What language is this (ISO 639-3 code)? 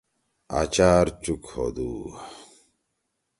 trw